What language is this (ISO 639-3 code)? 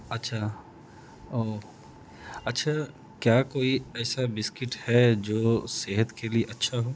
urd